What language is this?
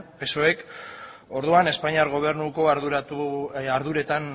Basque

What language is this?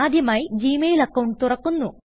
Malayalam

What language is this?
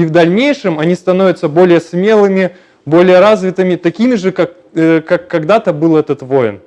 Russian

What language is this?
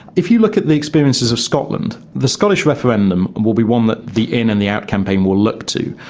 English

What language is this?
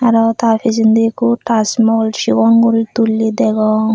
Chakma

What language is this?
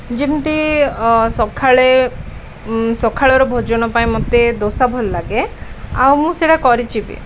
Odia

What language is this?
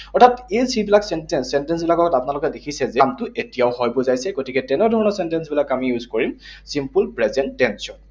Assamese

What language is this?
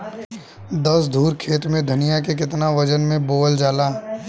Bhojpuri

